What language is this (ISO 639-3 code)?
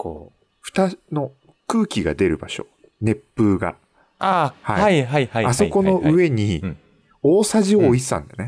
jpn